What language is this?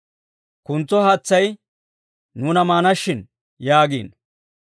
Dawro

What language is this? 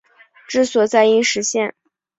Chinese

